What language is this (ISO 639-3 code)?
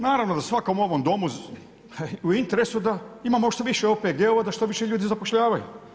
hrv